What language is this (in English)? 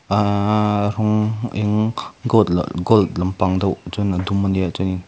Mizo